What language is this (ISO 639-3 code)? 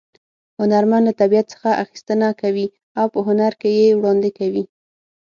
pus